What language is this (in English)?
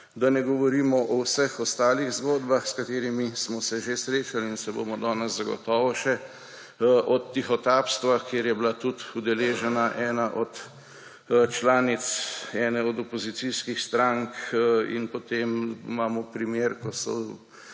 Slovenian